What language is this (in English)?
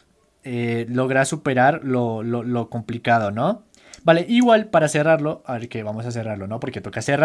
Spanish